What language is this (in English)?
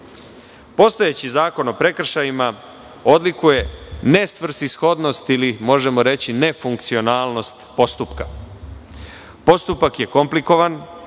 Serbian